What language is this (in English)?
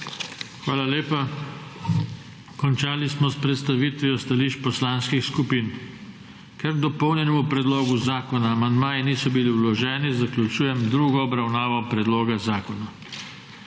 Slovenian